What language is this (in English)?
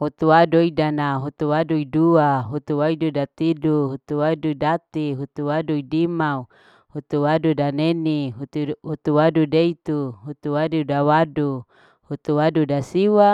Larike-Wakasihu